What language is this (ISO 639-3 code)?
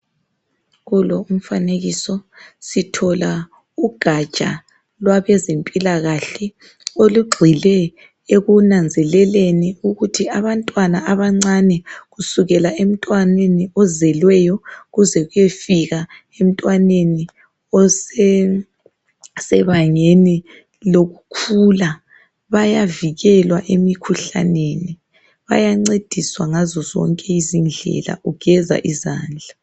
nde